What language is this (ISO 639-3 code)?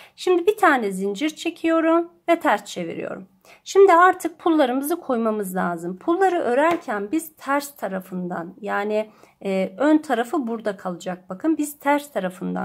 tur